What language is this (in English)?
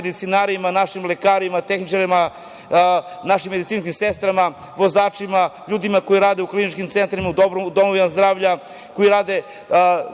Serbian